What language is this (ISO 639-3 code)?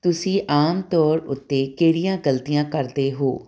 pan